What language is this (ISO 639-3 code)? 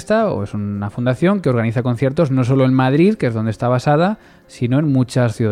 spa